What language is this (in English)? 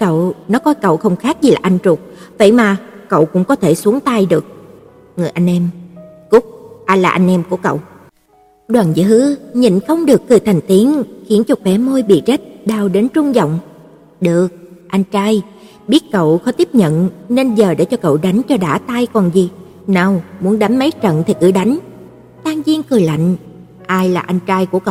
Vietnamese